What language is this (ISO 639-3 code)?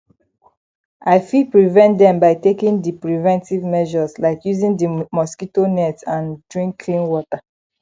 pcm